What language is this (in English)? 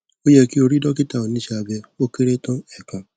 Yoruba